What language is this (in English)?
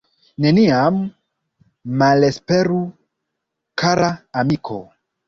Esperanto